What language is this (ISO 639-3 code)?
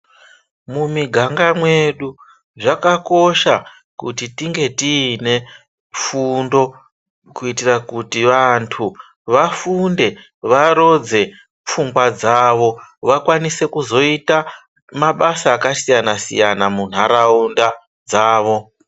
ndc